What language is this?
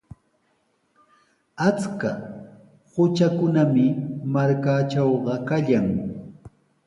Sihuas Ancash Quechua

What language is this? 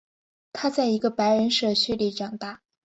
Chinese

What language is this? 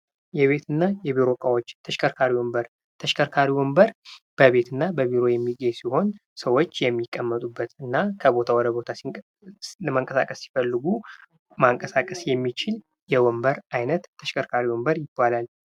Amharic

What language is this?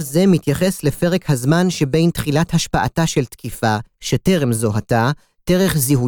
Hebrew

